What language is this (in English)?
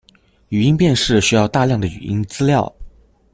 Chinese